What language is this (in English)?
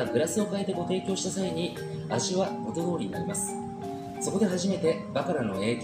Japanese